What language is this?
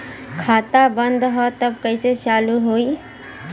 Bhojpuri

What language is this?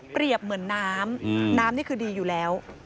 Thai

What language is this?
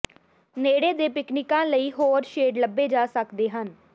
Punjabi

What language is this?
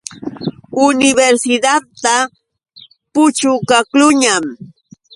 Yauyos Quechua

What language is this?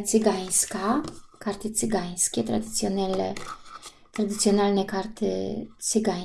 Polish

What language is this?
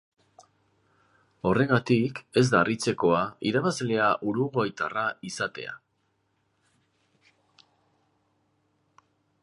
Basque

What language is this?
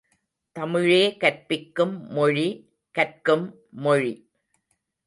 Tamil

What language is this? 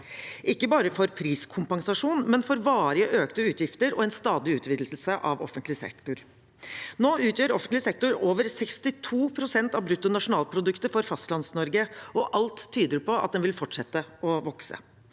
Norwegian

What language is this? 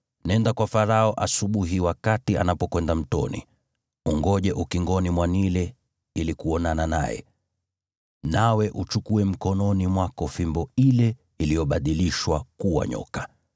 Swahili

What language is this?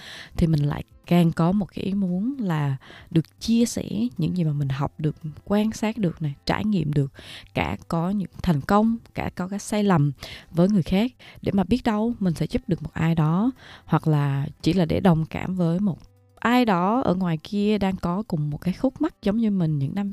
Vietnamese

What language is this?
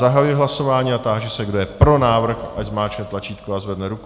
Czech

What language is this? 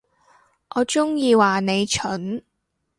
Cantonese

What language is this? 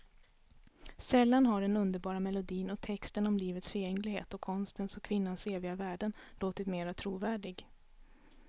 Swedish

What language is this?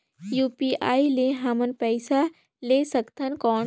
Chhattisgarhi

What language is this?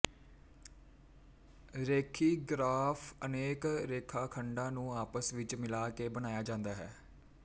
Punjabi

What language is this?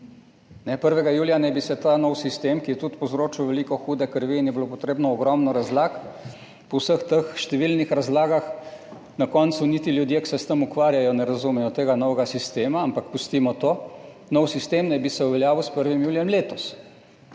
Slovenian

